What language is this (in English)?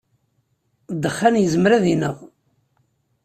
Kabyle